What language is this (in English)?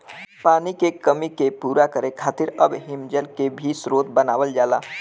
Bhojpuri